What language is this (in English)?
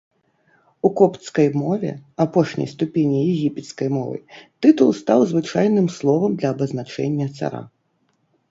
Belarusian